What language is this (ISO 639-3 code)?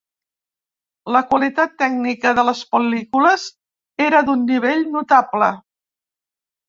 cat